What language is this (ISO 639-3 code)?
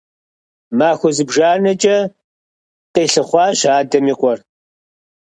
kbd